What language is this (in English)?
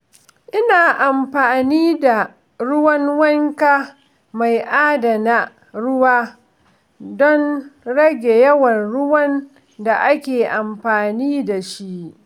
Hausa